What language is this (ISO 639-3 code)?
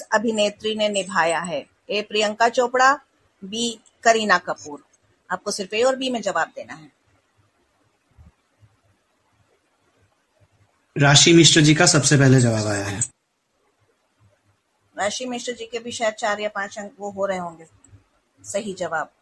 hin